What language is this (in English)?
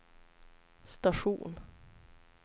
Swedish